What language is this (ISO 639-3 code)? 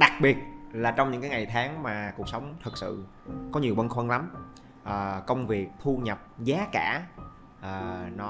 vie